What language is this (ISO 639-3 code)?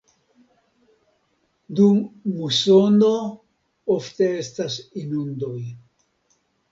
epo